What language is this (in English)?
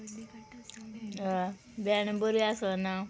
Konkani